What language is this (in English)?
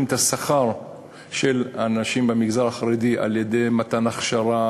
Hebrew